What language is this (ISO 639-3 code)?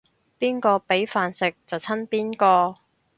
yue